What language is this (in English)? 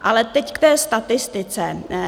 Czech